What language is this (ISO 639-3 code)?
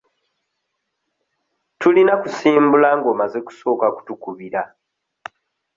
lug